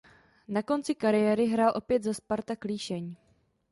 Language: Czech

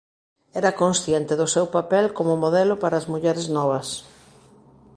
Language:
Galician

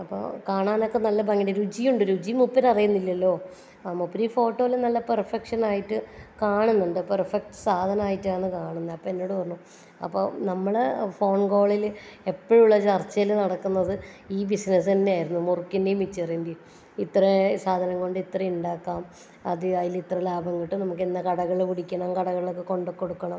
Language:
Malayalam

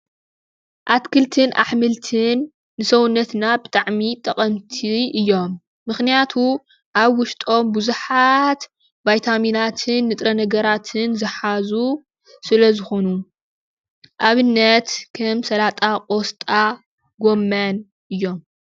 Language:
Tigrinya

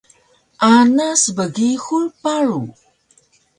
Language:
Taroko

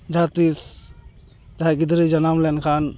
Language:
Santali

